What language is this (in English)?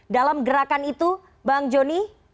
Indonesian